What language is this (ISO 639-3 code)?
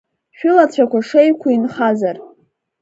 abk